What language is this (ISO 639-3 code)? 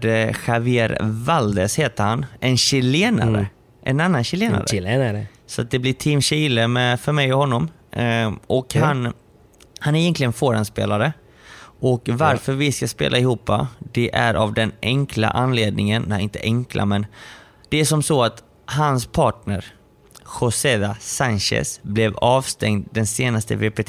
swe